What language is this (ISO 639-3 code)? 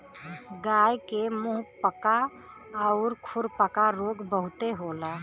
bho